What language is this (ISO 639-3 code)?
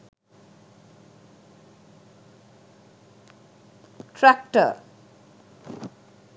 sin